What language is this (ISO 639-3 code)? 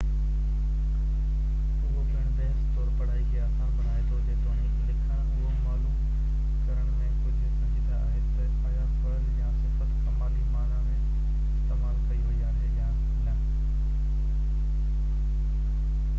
snd